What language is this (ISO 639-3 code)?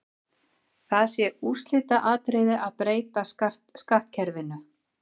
isl